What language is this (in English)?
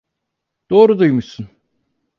Turkish